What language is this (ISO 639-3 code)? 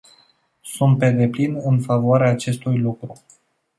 ron